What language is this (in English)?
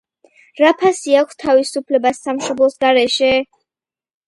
Georgian